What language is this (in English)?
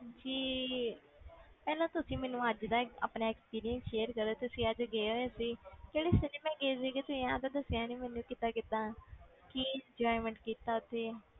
Punjabi